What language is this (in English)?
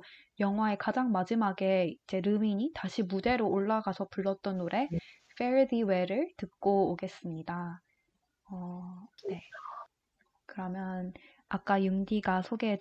Korean